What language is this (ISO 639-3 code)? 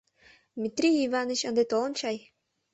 chm